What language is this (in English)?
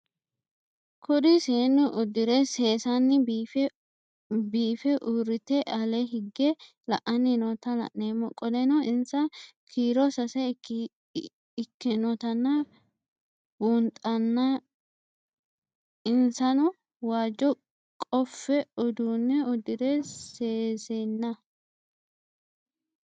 Sidamo